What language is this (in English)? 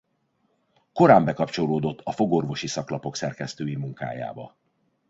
Hungarian